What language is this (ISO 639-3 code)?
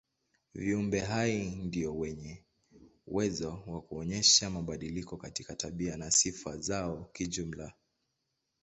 swa